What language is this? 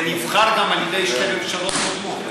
Hebrew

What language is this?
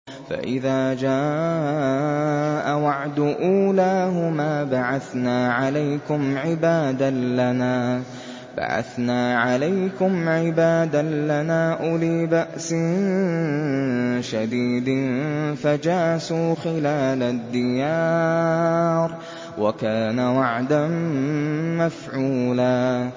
Arabic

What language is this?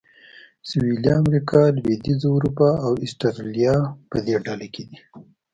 Pashto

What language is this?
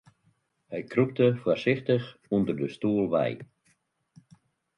Western Frisian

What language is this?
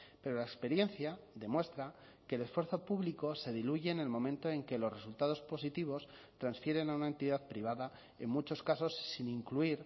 Spanish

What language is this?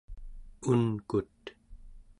Central Yupik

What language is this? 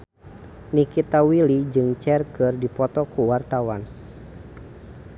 Sundanese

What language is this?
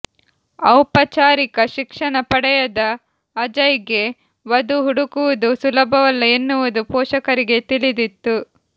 Kannada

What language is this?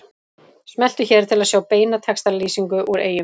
Icelandic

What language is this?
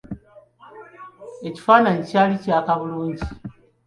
Ganda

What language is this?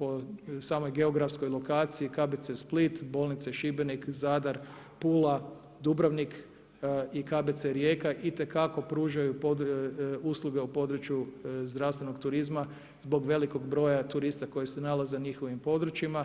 Croatian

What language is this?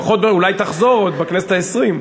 Hebrew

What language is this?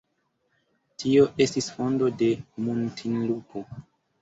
Esperanto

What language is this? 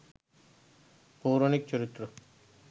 Bangla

